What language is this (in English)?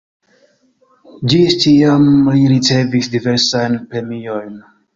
Esperanto